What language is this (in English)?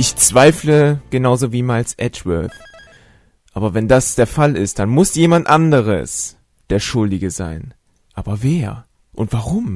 German